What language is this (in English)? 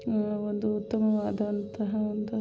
Kannada